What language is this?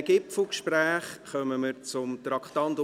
Swiss German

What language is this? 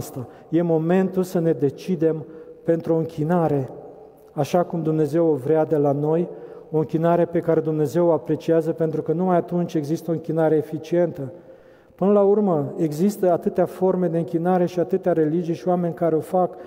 Romanian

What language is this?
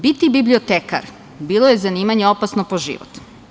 Serbian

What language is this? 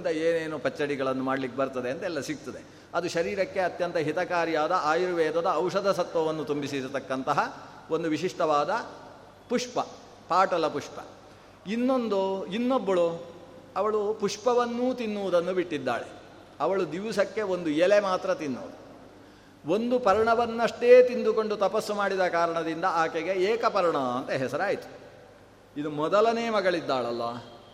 Kannada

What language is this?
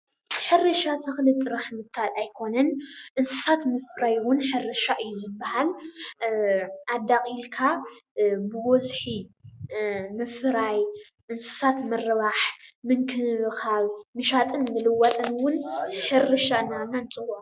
Tigrinya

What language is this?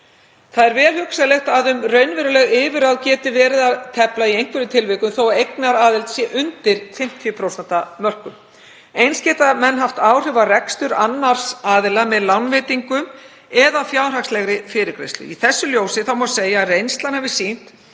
Icelandic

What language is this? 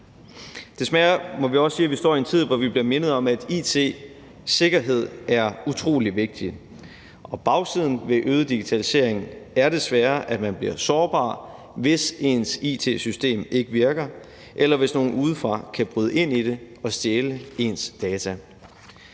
Danish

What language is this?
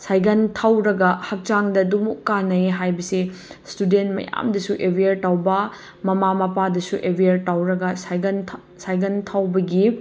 Manipuri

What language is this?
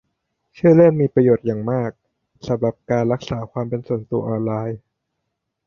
Thai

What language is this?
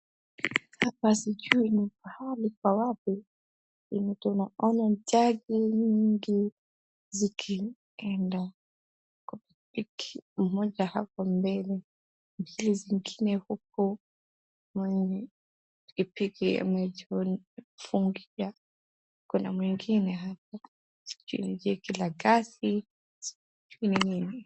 Swahili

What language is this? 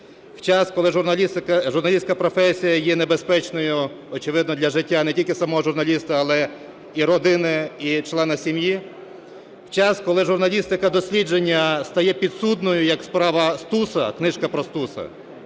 Ukrainian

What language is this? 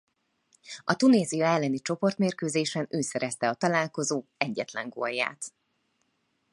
Hungarian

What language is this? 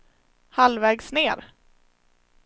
Swedish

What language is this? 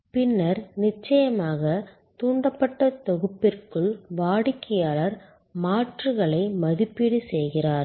Tamil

